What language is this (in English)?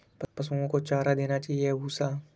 Hindi